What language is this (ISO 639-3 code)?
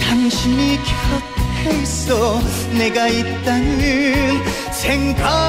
kor